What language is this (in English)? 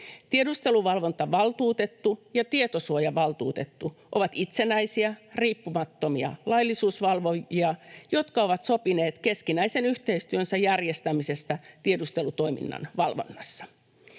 Finnish